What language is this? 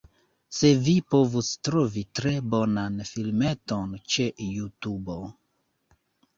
Esperanto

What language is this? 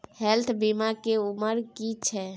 Maithili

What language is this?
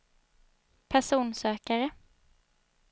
Swedish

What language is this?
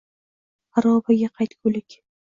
Uzbek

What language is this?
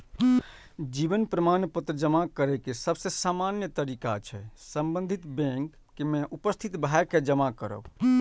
Maithili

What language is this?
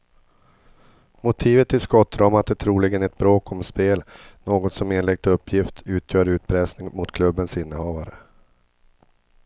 Swedish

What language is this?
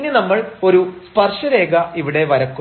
Malayalam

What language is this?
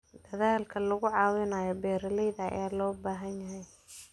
Somali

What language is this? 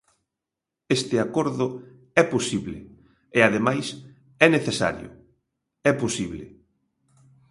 Galician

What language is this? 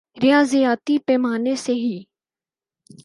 Urdu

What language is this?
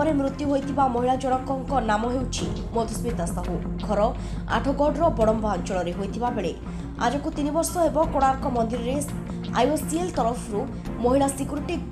Romanian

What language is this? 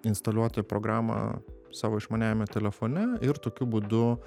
Lithuanian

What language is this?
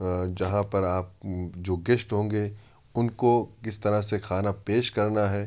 Urdu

